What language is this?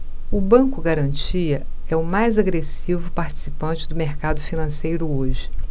Portuguese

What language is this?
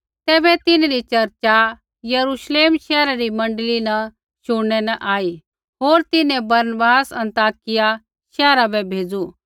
Kullu Pahari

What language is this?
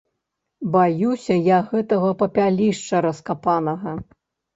Belarusian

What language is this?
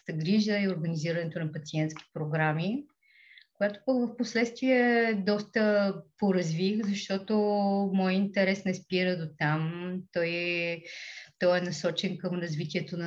Bulgarian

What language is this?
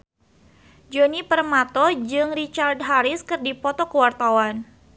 Sundanese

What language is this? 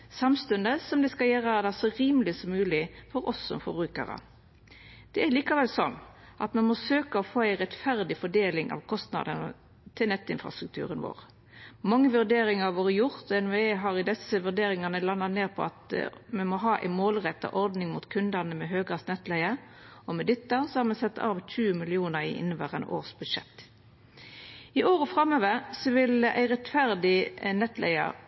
Norwegian Nynorsk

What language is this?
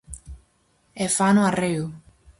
Galician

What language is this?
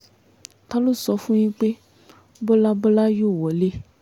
Yoruba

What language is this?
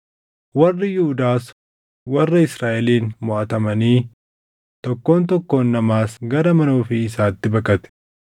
Oromo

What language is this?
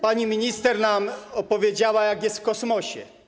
Polish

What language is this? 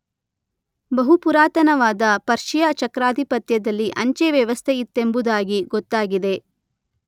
Kannada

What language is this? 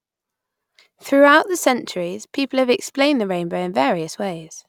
English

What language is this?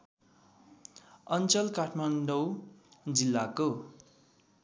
Nepali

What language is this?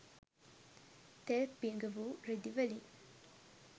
Sinhala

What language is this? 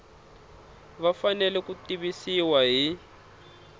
Tsonga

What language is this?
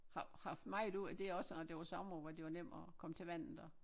Danish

